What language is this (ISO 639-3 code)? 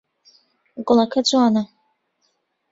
ckb